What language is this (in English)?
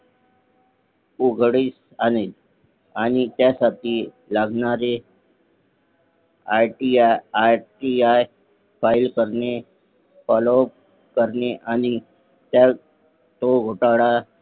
Marathi